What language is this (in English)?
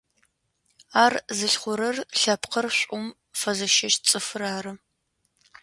Adyghe